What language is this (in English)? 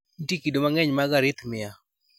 Luo (Kenya and Tanzania)